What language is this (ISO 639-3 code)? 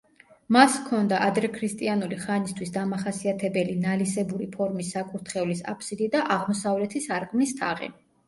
kat